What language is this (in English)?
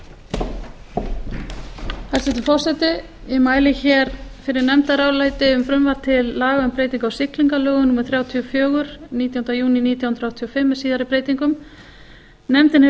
Icelandic